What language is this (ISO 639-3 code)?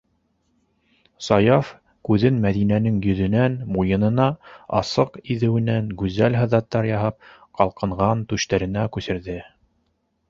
bak